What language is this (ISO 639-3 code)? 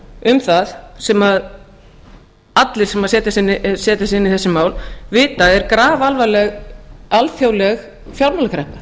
isl